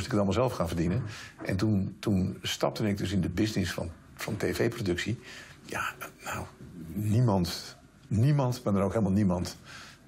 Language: Dutch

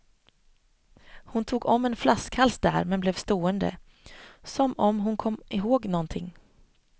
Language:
Swedish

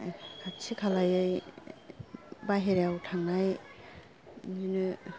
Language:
Bodo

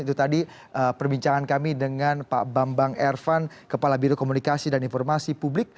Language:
Indonesian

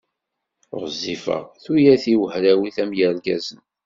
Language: Kabyle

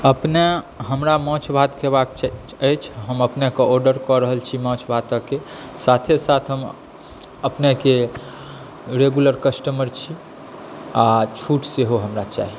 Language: Maithili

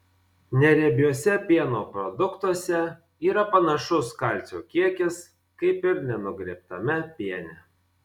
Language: Lithuanian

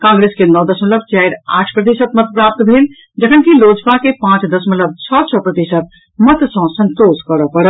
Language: Maithili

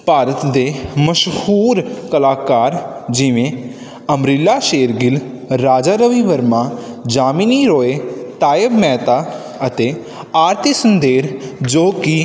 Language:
Punjabi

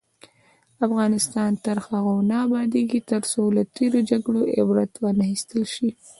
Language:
Pashto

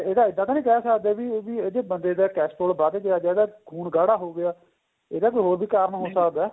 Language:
Punjabi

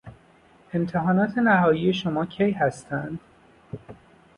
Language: Persian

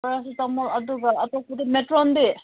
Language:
Manipuri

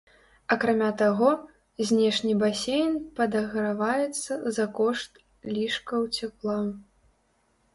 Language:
Belarusian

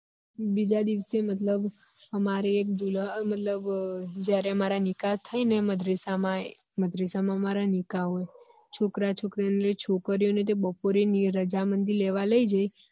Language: Gujarati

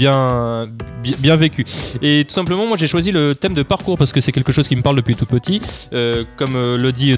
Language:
French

